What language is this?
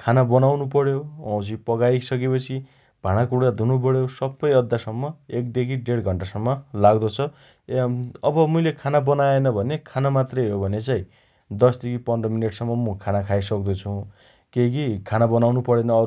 Dotyali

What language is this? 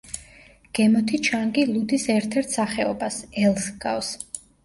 Georgian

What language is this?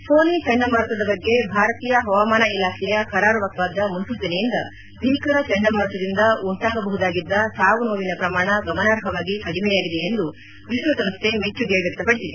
Kannada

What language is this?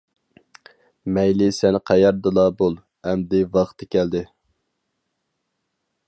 Uyghur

